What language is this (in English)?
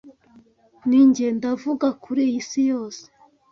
Kinyarwanda